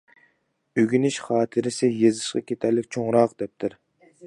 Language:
Uyghur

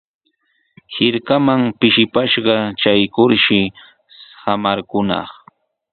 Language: Sihuas Ancash Quechua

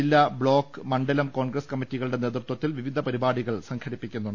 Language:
Malayalam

